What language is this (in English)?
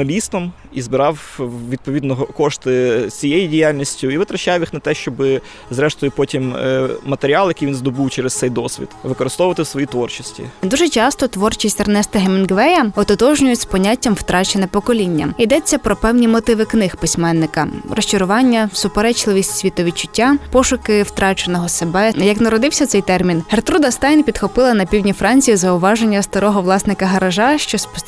Ukrainian